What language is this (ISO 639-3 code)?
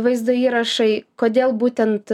lit